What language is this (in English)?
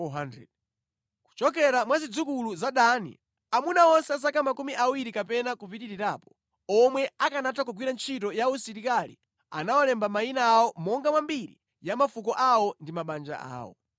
Nyanja